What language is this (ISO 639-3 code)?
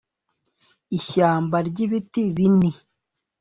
kin